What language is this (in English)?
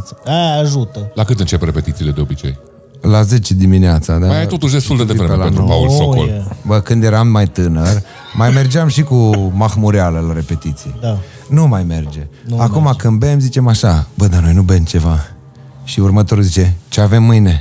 Romanian